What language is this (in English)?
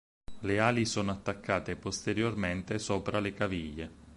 Italian